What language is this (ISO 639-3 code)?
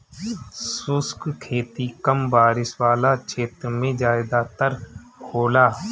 bho